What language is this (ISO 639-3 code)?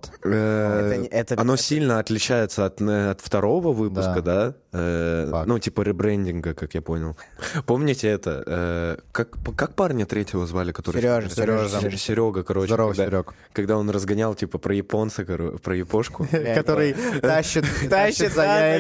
rus